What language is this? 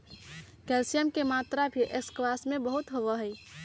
Magahi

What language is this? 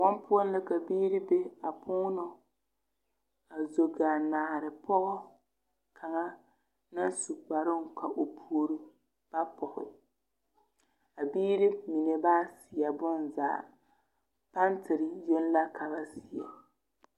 Southern Dagaare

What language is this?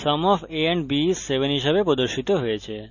Bangla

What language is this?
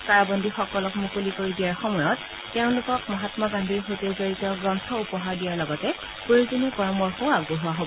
Assamese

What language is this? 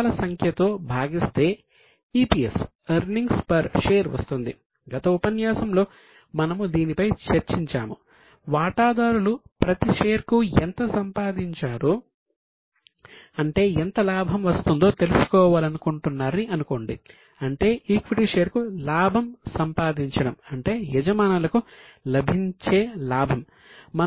Telugu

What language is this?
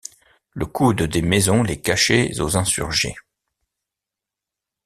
French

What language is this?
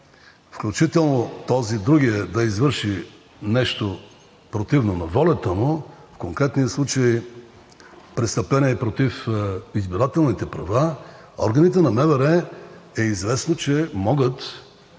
Bulgarian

